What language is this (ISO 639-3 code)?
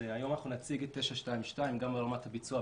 heb